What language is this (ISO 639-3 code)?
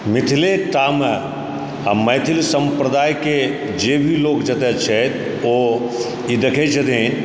mai